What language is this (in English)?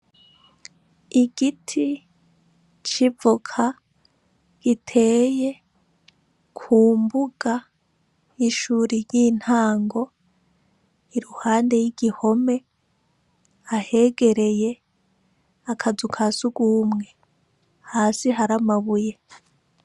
Rundi